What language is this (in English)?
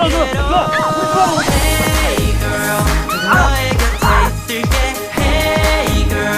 Korean